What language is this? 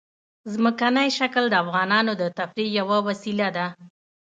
Pashto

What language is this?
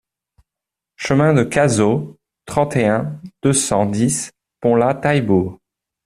French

